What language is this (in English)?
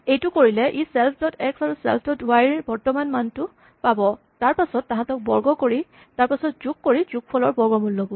Assamese